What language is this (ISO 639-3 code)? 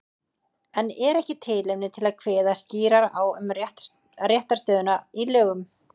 isl